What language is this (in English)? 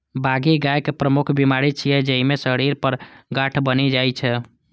Maithili